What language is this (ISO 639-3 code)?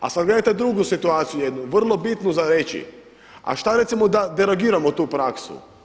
hrv